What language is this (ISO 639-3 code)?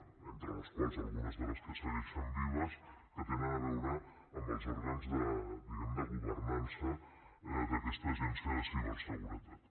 cat